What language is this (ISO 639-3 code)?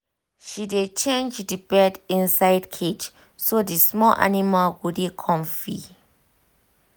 pcm